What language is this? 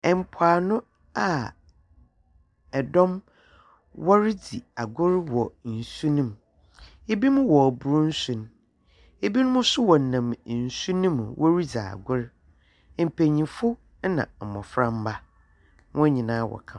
Akan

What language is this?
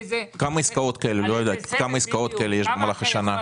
Hebrew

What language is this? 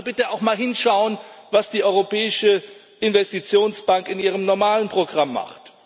German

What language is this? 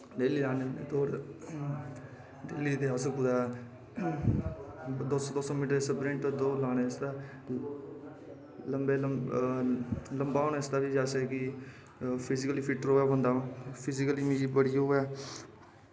Dogri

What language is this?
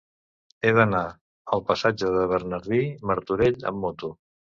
Catalan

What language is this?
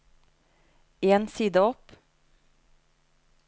Norwegian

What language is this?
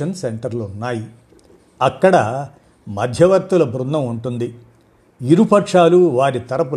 Telugu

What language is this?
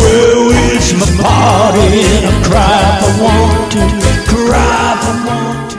English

